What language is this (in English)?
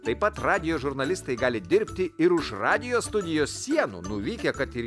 Lithuanian